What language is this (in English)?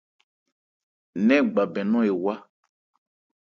Ebrié